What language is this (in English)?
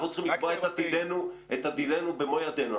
Hebrew